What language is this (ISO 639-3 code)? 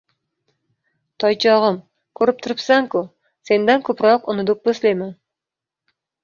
uzb